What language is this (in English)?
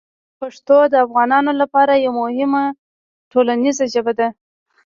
Pashto